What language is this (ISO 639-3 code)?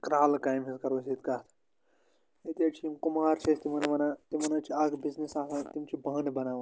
kas